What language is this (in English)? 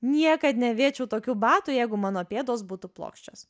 Lithuanian